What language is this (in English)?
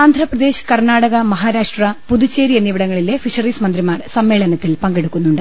Malayalam